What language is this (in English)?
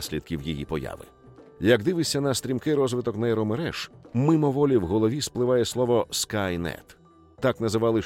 Ukrainian